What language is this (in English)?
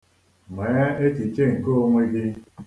Igbo